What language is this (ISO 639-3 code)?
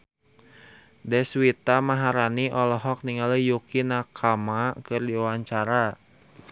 sun